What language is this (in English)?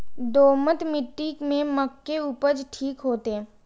Maithili